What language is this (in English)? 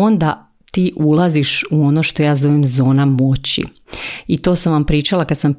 Croatian